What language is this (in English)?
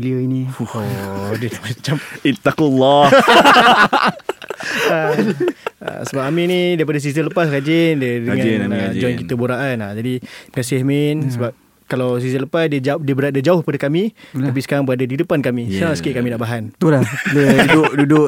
Malay